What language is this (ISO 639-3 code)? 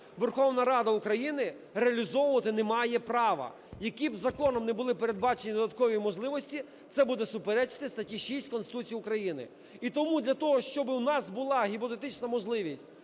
ukr